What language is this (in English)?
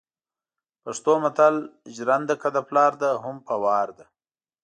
Pashto